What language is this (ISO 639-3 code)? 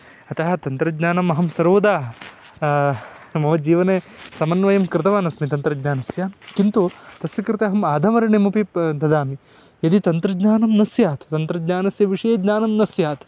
san